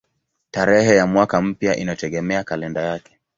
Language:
Swahili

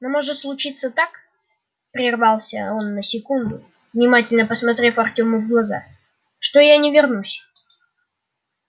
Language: Russian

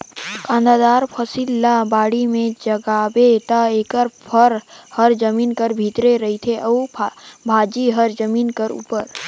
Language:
Chhattisgarhi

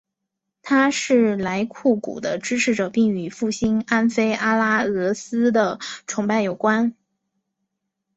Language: Chinese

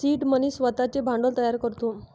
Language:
Marathi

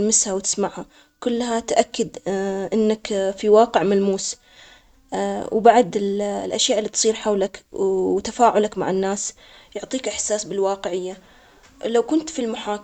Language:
Omani Arabic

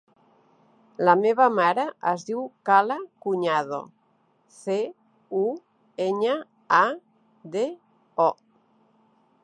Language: Catalan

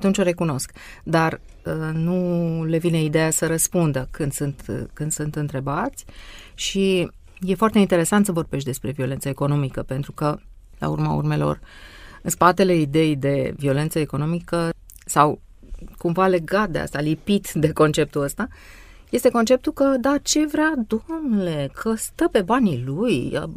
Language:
Romanian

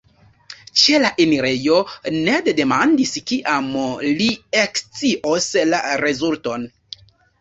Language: Esperanto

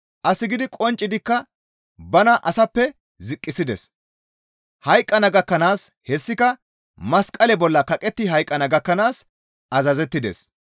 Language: Gamo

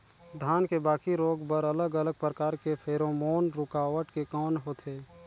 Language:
Chhattisgarhi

